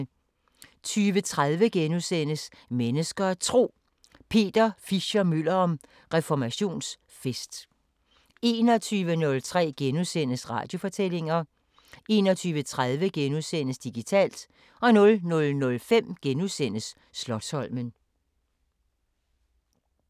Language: Danish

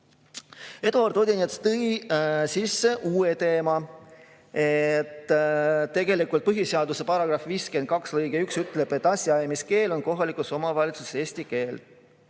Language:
Estonian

